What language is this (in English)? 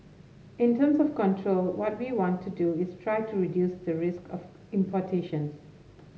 English